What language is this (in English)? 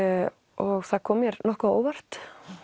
Icelandic